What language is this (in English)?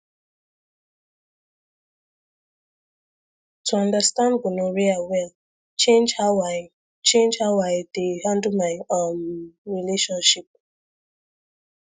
Nigerian Pidgin